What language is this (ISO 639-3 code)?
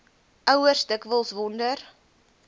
afr